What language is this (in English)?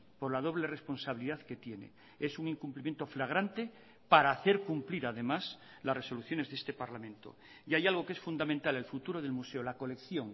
Spanish